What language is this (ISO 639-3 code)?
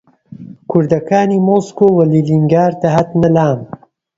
ckb